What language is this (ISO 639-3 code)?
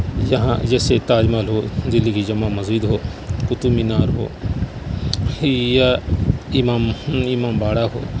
urd